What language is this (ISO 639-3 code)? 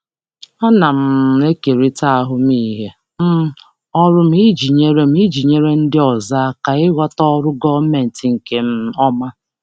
ibo